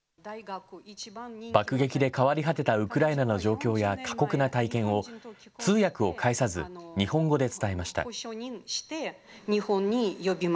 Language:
Japanese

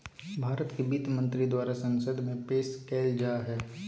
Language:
Magahi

